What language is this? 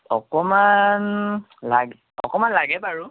Assamese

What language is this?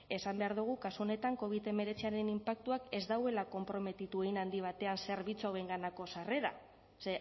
Basque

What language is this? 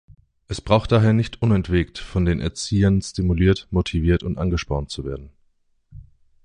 German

